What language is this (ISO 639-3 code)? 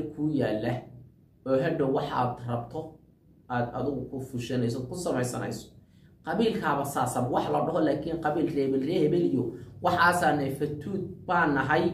ara